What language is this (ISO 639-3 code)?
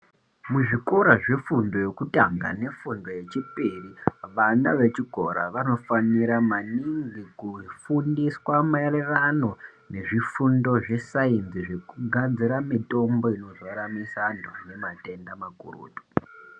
ndc